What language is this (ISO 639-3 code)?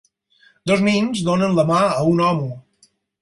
cat